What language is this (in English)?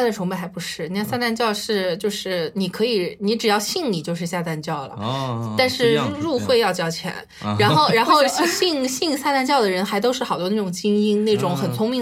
Chinese